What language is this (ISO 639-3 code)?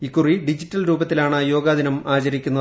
mal